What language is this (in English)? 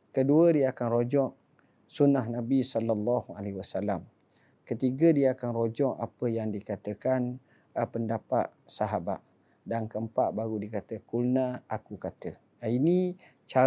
Malay